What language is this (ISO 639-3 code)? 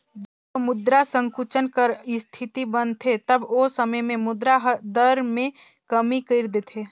hne